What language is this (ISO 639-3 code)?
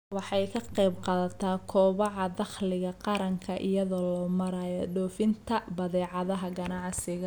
som